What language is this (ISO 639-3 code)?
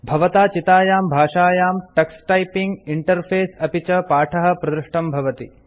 san